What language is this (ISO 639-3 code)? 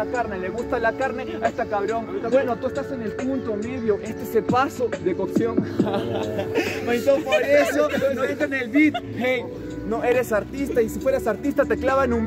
spa